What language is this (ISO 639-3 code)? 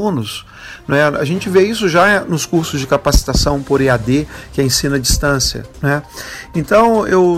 por